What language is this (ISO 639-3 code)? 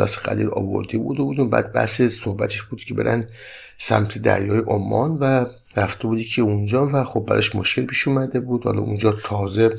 fas